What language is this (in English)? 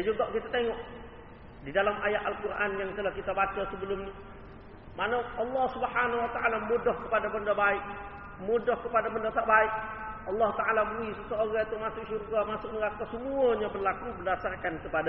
Malay